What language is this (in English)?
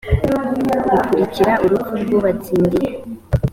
Kinyarwanda